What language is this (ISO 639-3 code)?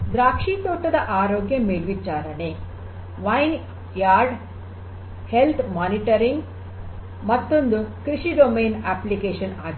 kan